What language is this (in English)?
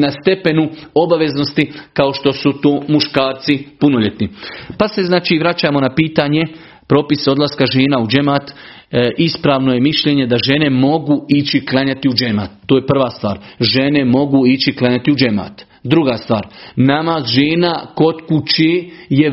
Croatian